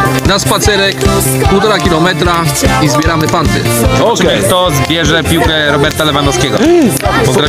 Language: Polish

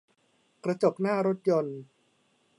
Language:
Thai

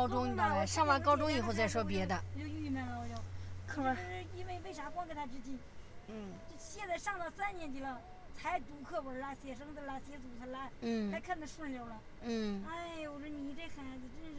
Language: Chinese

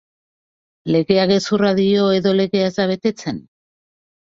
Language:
Basque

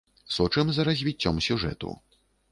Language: Belarusian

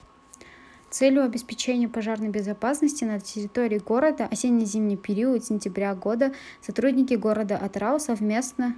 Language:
Kazakh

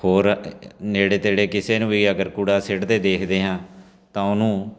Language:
Punjabi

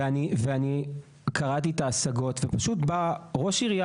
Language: Hebrew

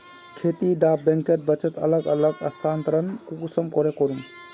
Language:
Magahi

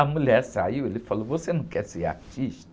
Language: Portuguese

